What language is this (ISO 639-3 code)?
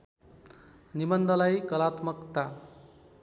nep